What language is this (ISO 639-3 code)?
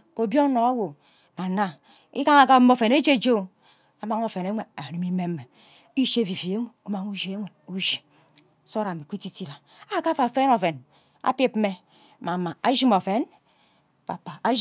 byc